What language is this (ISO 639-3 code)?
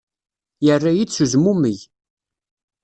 kab